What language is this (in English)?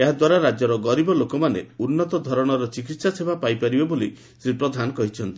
Odia